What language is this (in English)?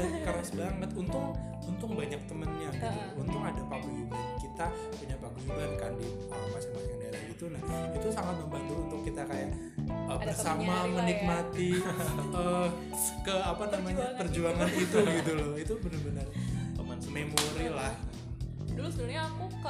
Indonesian